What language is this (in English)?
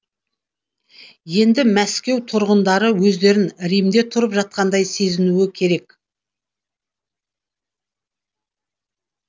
Kazakh